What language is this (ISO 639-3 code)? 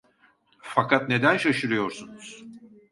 tur